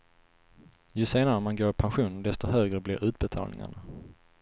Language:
Swedish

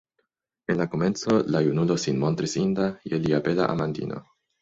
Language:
Esperanto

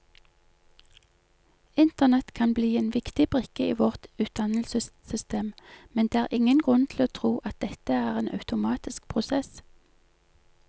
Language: Norwegian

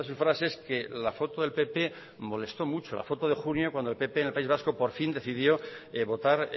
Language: Spanish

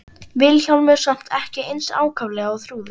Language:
Icelandic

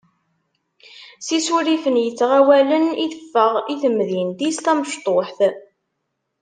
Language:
Kabyle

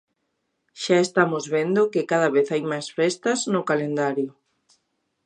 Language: Galician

